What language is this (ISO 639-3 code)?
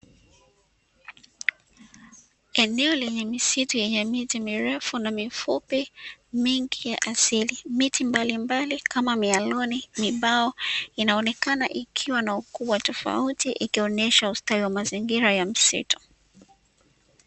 swa